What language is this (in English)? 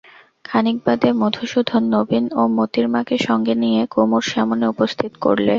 Bangla